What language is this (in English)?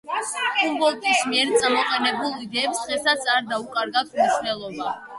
Georgian